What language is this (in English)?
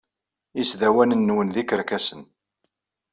Kabyle